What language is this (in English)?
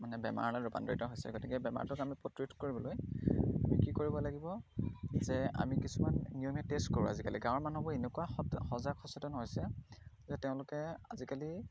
Assamese